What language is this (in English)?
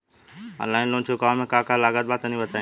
Bhojpuri